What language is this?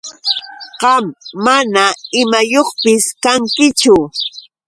Yauyos Quechua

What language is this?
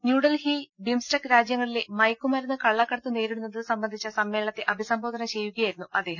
Malayalam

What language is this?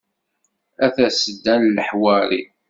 Kabyle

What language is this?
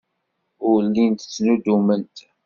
Kabyle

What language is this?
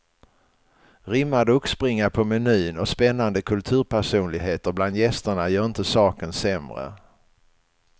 Swedish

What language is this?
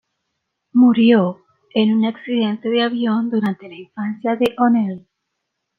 Spanish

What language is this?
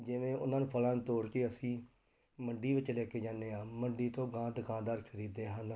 Punjabi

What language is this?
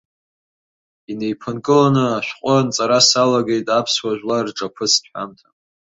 Abkhazian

